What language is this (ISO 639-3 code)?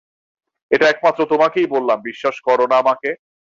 ben